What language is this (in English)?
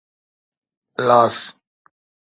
Sindhi